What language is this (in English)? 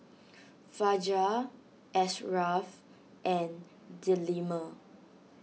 English